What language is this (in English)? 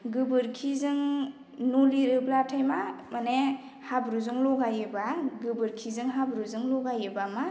Bodo